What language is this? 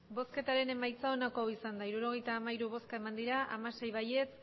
Basque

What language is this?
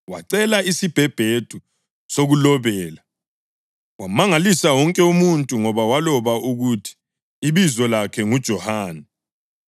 North Ndebele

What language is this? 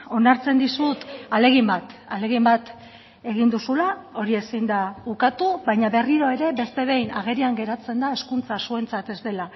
Basque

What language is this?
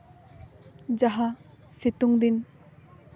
Santali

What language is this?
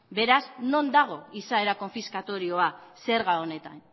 Basque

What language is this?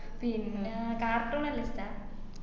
Malayalam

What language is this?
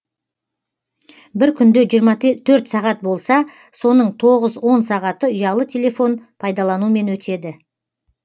Kazakh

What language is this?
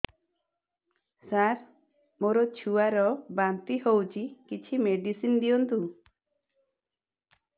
Odia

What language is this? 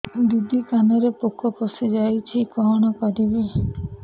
Odia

